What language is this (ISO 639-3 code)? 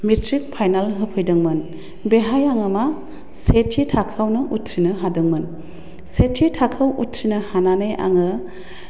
brx